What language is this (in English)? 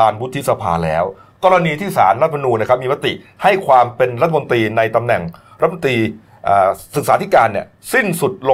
Thai